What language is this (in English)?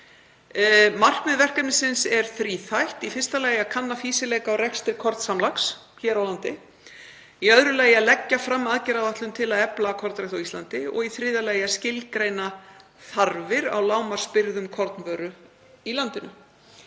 Icelandic